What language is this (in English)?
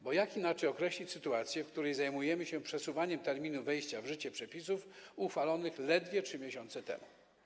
Polish